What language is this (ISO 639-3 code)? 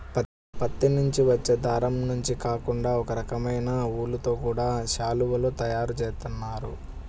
tel